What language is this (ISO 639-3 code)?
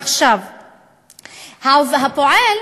heb